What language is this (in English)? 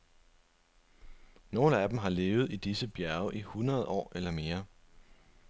Danish